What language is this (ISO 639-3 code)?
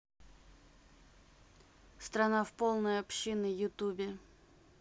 rus